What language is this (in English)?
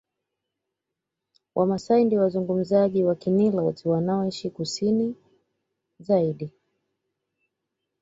Swahili